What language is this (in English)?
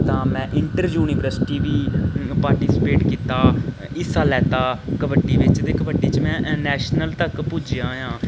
Dogri